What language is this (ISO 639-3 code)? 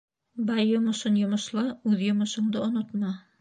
bak